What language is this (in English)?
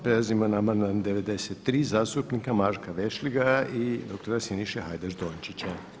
Croatian